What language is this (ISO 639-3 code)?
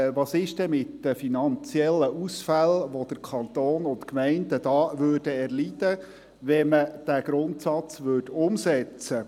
gsw